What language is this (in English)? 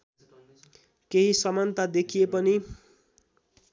Nepali